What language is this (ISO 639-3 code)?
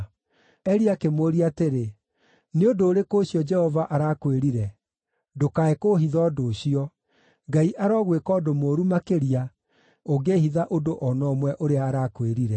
kik